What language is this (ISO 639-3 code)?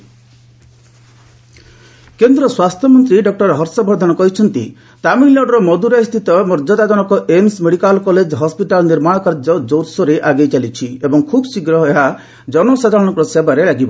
ori